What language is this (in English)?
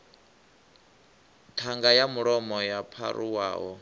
Venda